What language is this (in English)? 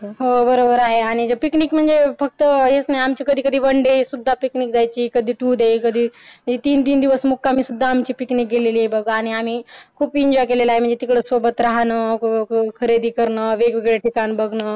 Marathi